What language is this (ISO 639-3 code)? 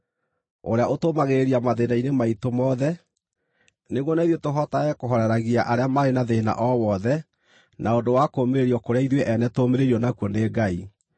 kik